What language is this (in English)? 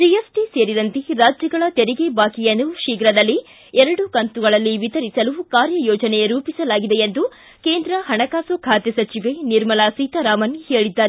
Kannada